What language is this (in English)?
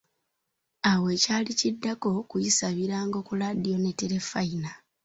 Ganda